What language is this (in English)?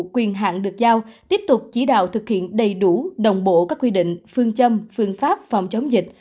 Vietnamese